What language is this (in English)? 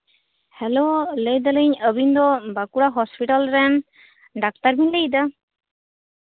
Santali